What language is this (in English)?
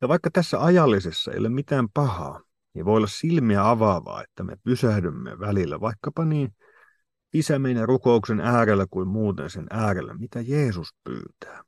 Finnish